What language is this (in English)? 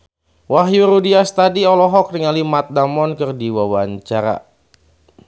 Sundanese